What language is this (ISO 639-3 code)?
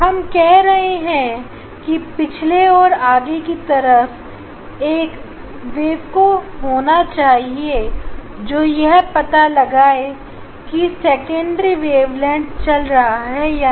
hin